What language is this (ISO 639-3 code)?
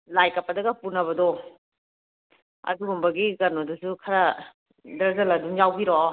mni